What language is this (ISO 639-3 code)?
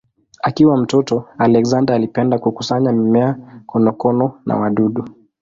swa